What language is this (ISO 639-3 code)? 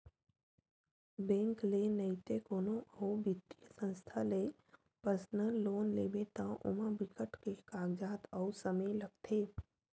hne